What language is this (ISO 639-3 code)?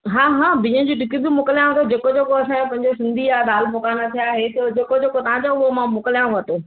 snd